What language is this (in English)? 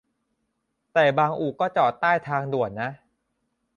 Thai